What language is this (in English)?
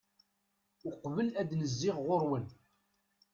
Kabyle